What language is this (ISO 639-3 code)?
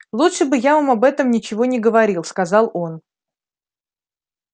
rus